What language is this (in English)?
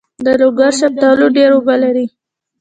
Pashto